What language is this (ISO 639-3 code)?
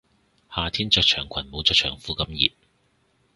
yue